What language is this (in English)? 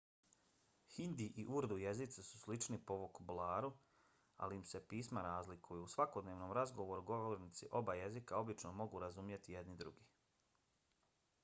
Bosnian